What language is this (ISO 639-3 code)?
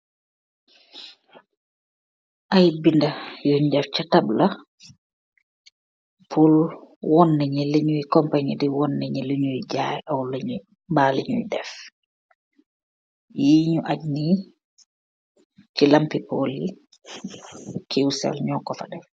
wol